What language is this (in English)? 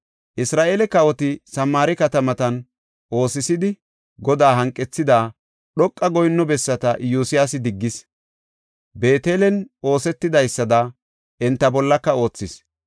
Gofa